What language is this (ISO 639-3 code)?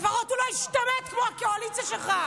heb